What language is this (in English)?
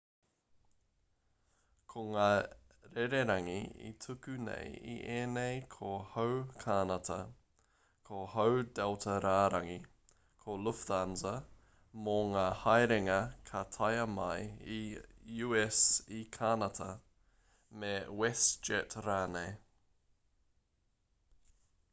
Māori